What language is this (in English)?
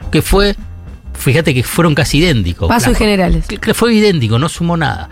Spanish